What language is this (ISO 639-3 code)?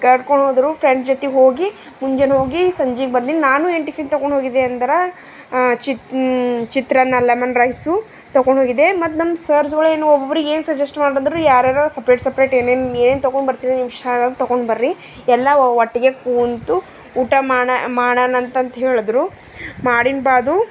kan